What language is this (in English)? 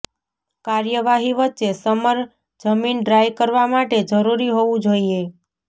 Gujarati